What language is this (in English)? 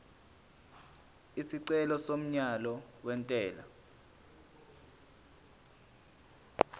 Zulu